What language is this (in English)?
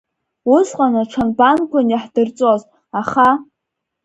Abkhazian